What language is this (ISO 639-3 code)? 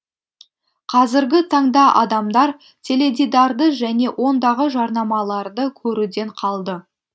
kaz